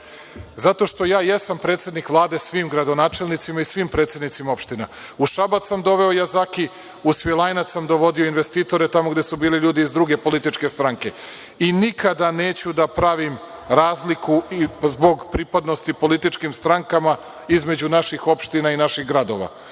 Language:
Serbian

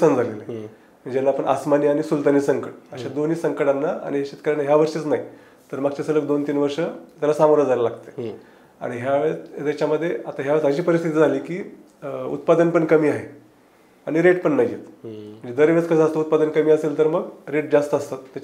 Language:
Marathi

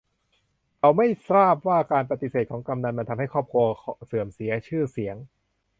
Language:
Thai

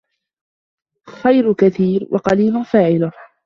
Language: Arabic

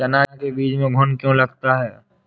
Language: Hindi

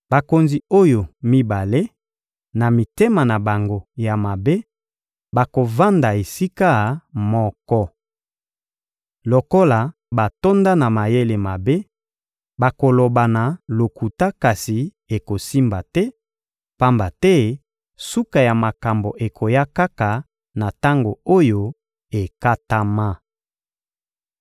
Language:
Lingala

